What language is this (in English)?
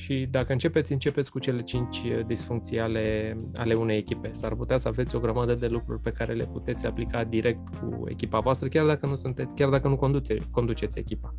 Romanian